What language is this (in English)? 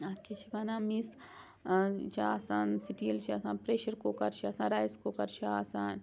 Kashmiri